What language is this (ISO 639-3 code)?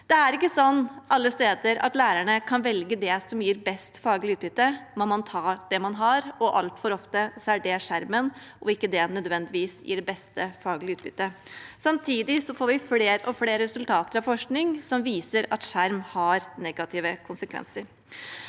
nor